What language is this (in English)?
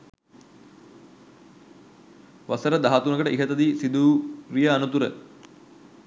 Sinhala